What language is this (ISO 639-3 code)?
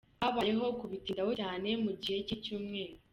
kin